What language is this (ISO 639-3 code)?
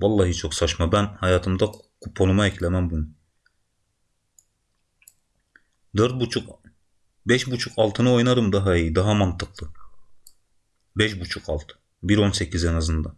tur